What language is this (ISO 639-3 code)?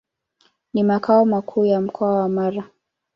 swa